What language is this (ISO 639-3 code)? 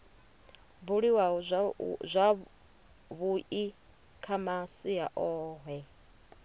ven